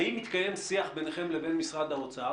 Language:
Hebrew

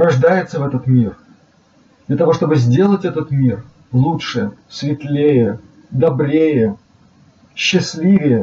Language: Russian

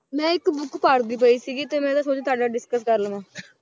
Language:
Punjabi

